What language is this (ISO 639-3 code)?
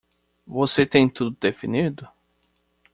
por